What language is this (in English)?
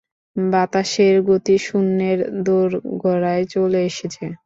Bangla